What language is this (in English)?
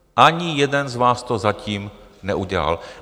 Czech